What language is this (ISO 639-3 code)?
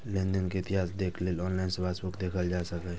mai